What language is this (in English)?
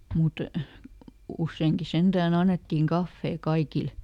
Finnish